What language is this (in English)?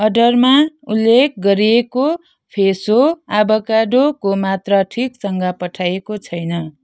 Nepali